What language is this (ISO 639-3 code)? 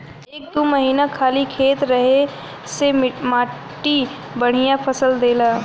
bho